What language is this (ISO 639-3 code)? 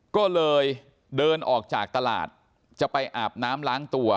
tha